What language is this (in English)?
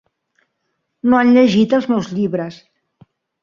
Catalan